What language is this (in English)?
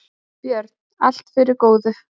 Icelandic